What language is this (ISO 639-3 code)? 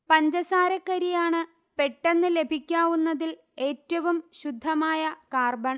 mal